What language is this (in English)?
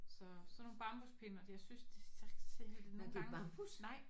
Danish